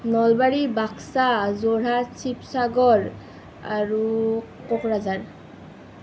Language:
Assamese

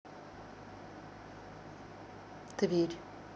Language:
Russian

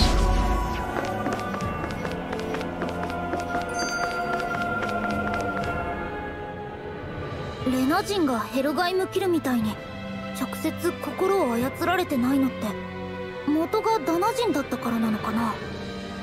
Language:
Japanese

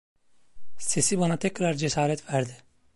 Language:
Turkish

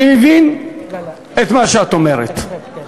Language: Hebrew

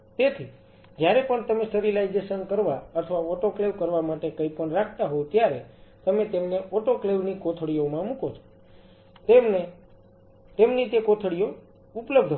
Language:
Gujarati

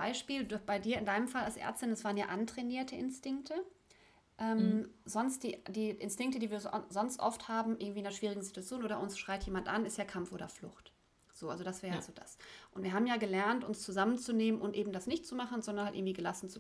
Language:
German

